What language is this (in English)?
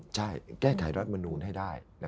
Thai